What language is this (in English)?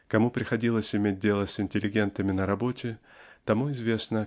Russian